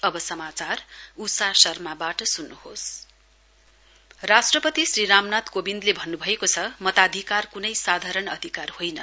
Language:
Nepali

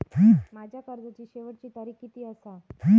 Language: Marathi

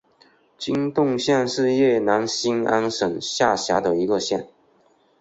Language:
Chinese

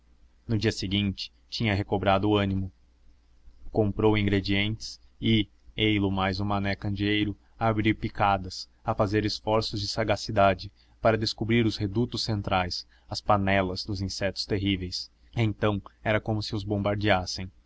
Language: Portuguese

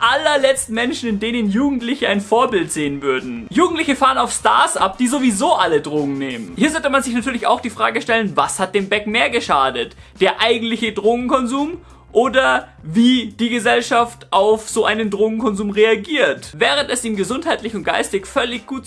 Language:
German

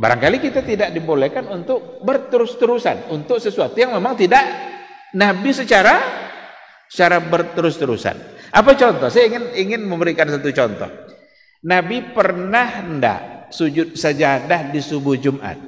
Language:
Indonesian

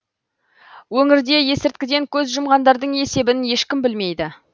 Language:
Kazakh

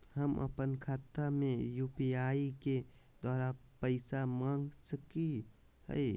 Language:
Magahi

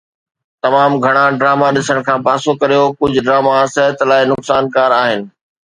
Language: Sindhi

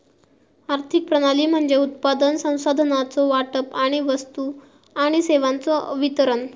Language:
Marathi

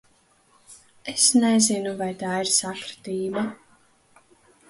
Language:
Latvian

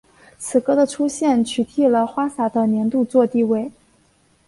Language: Chinese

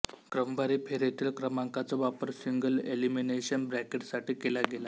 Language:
Marathi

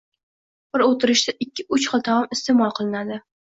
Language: Uzbek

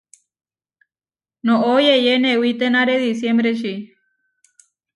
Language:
Huarijio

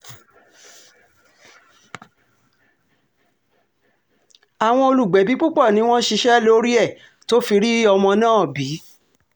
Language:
Yoruba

